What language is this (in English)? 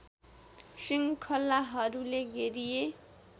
Nepali